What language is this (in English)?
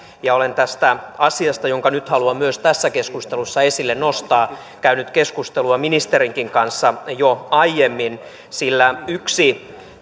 Finnish